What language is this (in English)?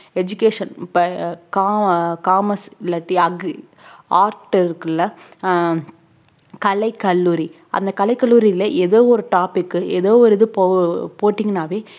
Tamil